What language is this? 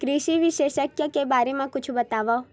Chhattisgarhi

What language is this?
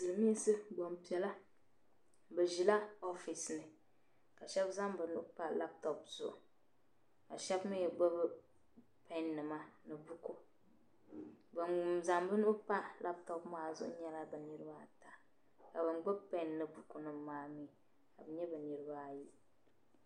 Dagbani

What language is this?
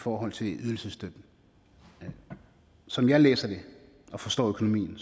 Danish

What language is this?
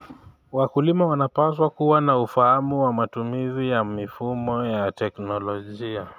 Kalenjin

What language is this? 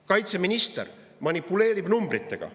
Estonian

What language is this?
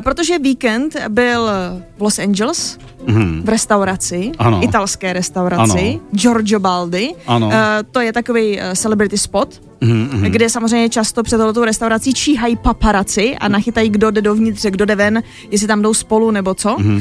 Czech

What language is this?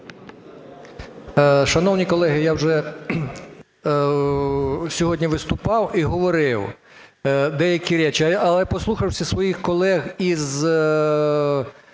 Ukrainian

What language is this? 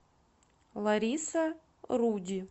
Russian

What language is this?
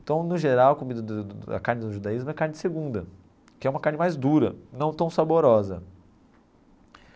Portuguese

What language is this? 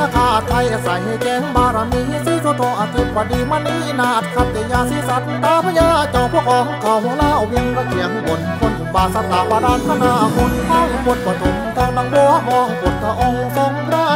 Thai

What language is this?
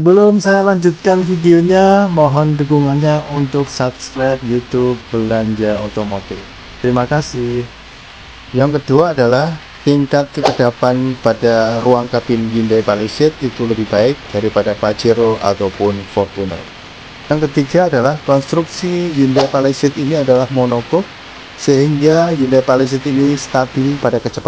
Indonesian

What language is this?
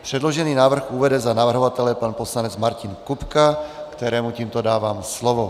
Czech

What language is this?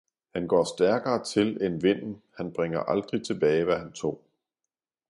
Danish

